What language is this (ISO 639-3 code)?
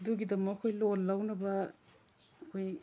mni